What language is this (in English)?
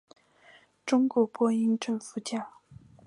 Chinese